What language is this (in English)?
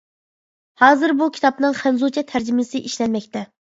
Uyghur